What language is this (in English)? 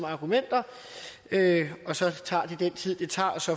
Danish